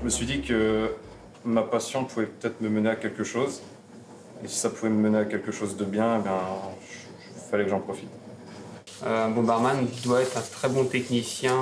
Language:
French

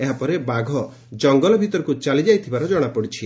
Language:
Odia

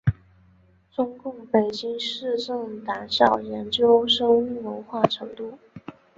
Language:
Chinese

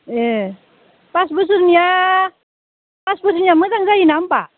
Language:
Bodo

